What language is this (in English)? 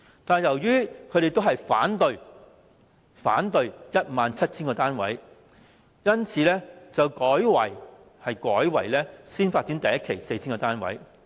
Cantonese